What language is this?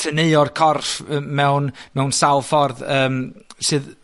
Welsh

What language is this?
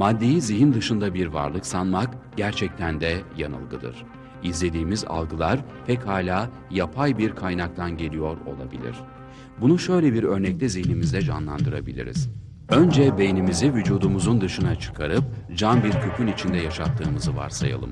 Turkish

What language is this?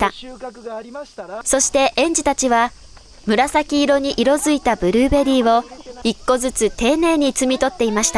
Japanese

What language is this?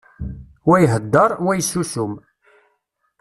Kabyle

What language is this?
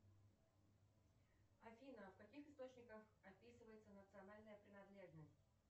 Russian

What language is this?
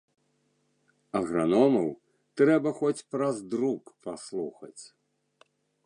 Belarusian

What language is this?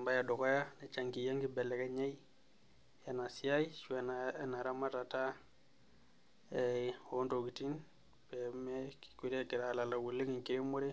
Masai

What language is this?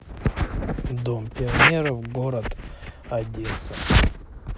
Russian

